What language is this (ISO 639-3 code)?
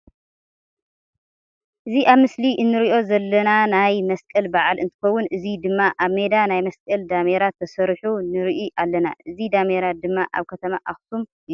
tir